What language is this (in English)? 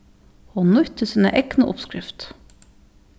Faroese